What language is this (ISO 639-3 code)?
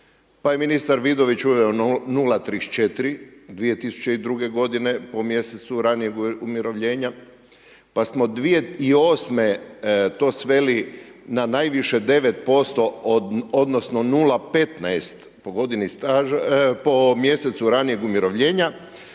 hrv